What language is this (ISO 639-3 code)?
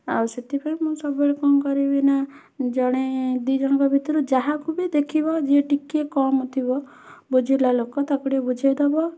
ori